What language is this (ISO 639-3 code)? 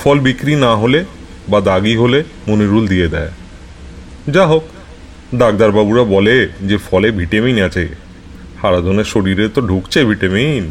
ben